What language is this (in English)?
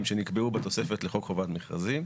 Hebrew